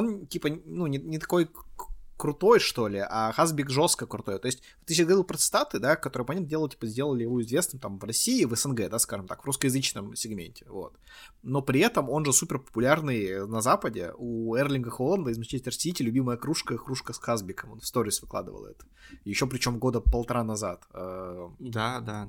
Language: Russian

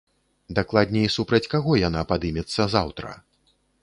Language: Belarusian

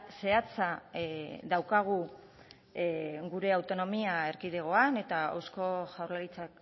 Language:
Basque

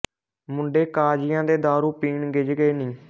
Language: Punjabi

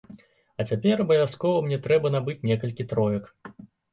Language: Belarusian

